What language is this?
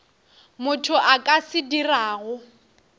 Northern Sotho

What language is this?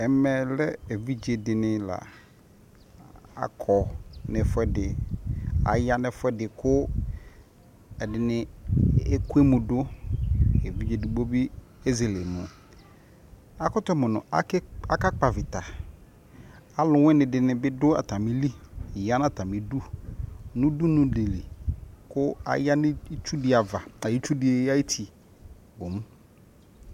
Ikposo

